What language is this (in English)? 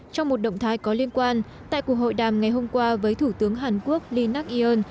Vietnamese